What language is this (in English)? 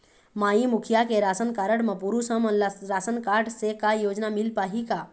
Chhattisgarhi